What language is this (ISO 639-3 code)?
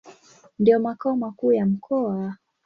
swa